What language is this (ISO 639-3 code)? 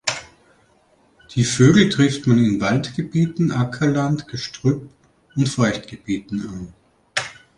deu